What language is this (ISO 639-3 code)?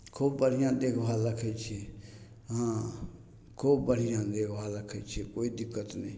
mai